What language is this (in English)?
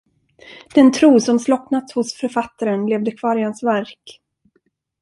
Swedish